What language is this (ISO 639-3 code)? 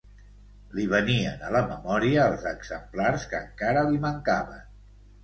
cat